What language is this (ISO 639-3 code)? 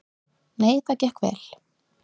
isl